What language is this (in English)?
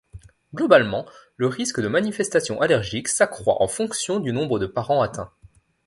French